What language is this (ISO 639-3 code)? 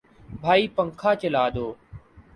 urd